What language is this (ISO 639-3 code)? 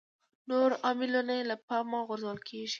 pus